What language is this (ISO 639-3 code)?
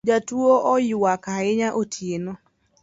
luo